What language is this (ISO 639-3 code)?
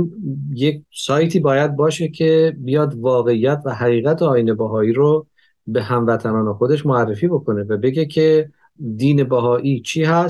fas